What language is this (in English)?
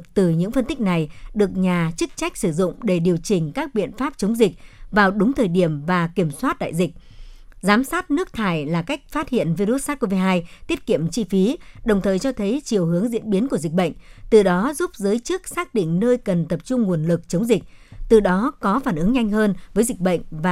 Vietnamese